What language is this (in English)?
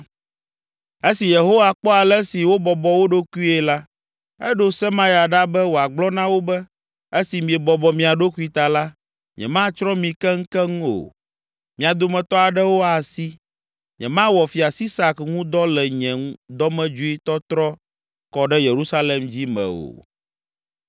Ewe